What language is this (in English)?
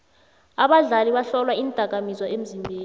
South Ndebele